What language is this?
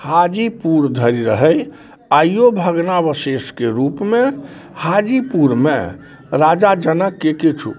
Maithili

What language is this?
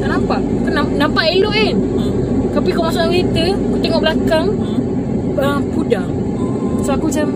Malay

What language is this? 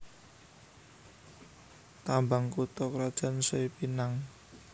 Javanese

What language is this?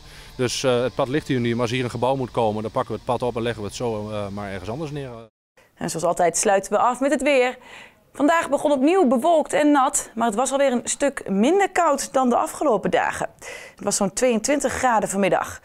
Dutch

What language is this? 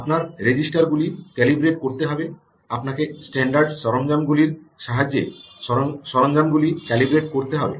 Bangla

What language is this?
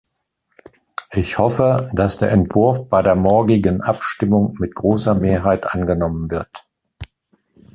German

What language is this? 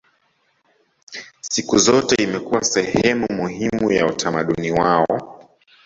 Swahili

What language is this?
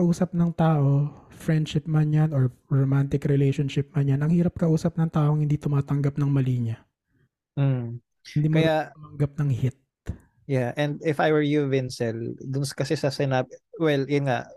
Filipino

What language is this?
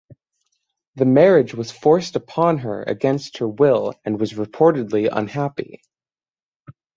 English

